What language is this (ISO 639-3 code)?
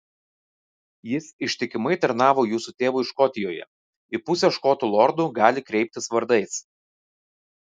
lit